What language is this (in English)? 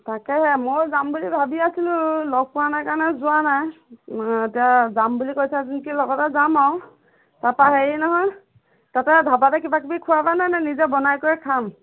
Assamese